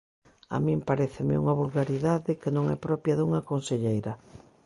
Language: Galician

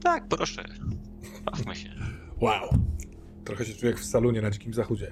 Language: Polish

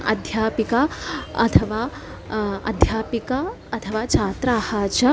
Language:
Sanskrit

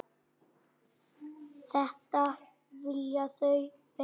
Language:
Icelandic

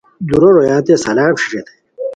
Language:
Khowar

